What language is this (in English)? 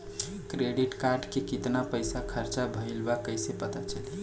Bhojpuri